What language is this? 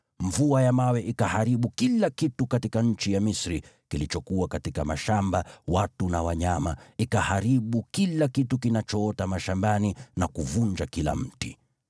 Swahili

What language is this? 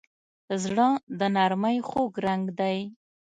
Pashto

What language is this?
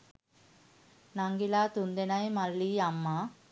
Sinhala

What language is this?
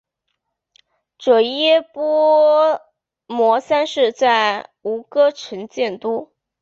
Chinese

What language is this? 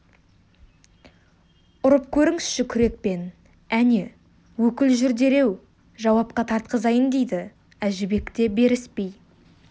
Kazakh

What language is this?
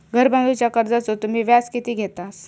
Marathi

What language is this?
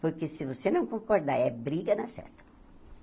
Portuguese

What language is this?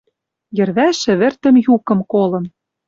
Western Mari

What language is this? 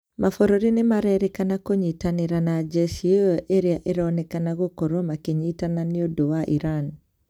Kikuyu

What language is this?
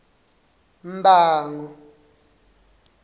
Swati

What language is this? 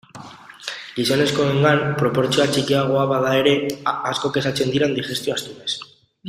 Basque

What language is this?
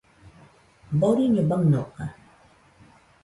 Nüpode Huitoto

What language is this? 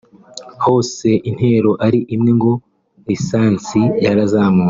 Kinyarwanda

